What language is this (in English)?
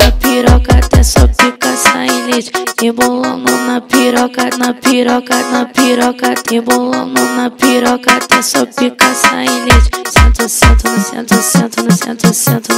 Romanian